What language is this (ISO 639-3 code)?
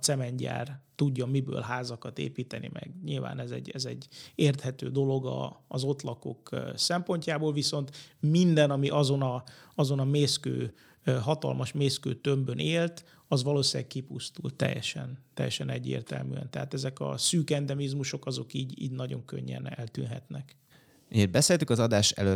hun